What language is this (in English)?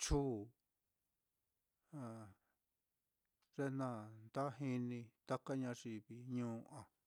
Mitlatongo Mixtec